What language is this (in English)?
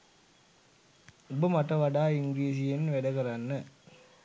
Sinhala